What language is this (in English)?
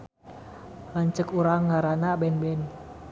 Sundanese